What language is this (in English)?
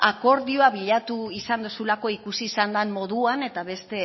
Basque